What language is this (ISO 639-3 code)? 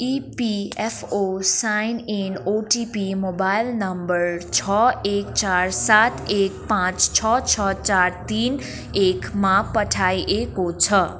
nep